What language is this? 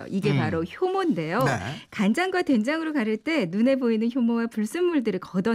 Korean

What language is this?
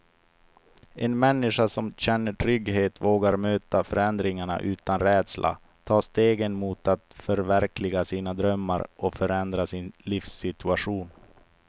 Swedish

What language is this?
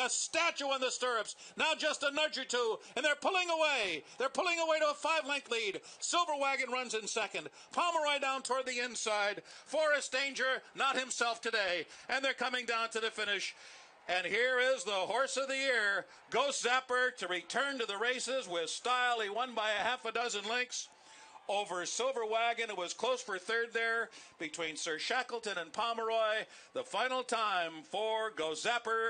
English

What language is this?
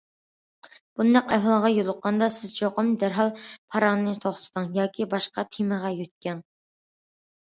Uyghur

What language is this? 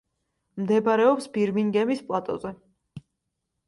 Georgian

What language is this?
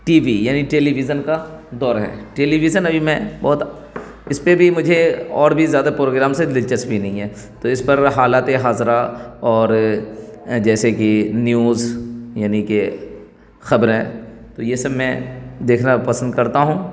Urdu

